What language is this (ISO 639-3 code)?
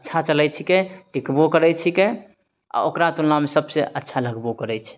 mai